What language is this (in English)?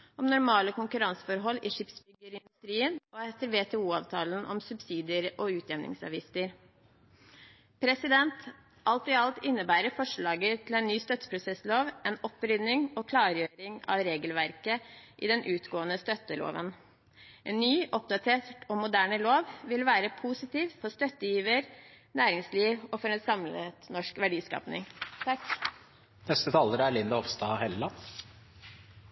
Norwegian Bokmål